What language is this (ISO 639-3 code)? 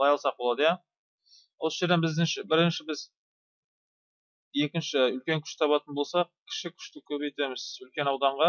tur